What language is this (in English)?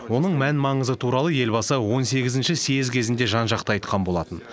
Kazakh